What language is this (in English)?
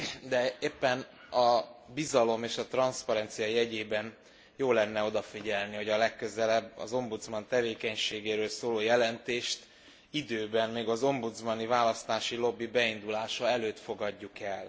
Hungarian